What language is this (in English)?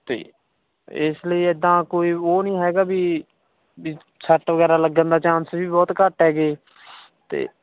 Punjabi